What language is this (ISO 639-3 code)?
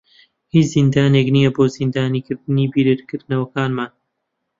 ckb